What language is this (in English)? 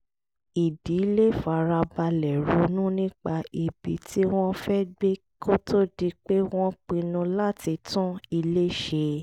Yoruba